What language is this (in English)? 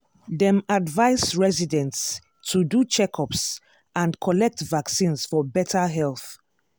Nigerian Pidgin